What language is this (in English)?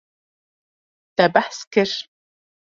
Kurdish